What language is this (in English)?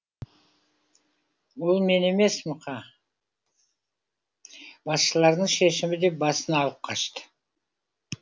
Kazakh